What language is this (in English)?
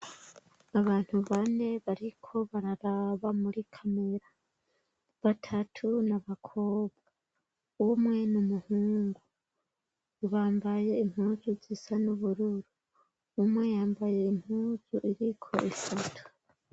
Rundi